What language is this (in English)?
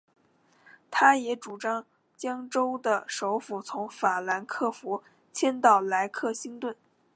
Chinese